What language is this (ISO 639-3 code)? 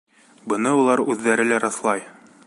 bak